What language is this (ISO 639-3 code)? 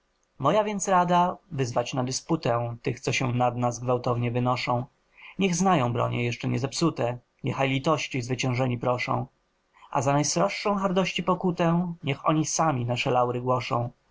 pol